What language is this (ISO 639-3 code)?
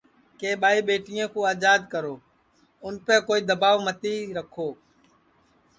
ssi